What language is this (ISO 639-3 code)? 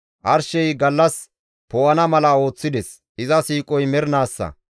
gmv